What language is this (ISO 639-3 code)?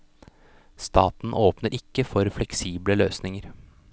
nor